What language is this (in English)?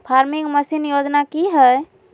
Magahi